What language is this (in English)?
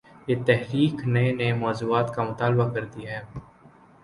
Urdu